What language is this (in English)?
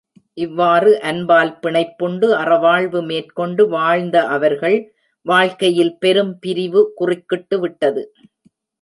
Tamil